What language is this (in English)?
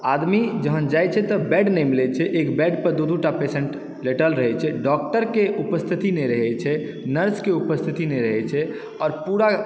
Maithili